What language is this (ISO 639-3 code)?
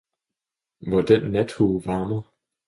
dan